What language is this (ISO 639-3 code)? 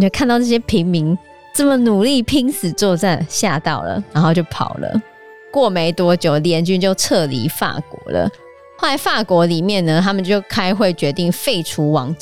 zho